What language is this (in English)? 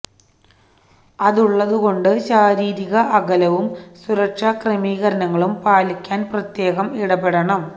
Malayalam